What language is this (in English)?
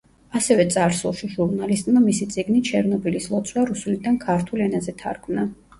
Georgian